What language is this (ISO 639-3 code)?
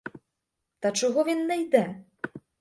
ukr